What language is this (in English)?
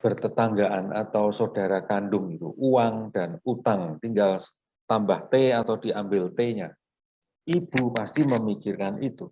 Indonesian